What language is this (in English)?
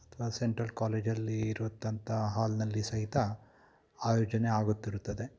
Kannada